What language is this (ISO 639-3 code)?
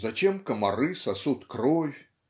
rus